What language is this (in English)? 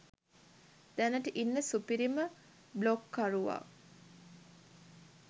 Sinhala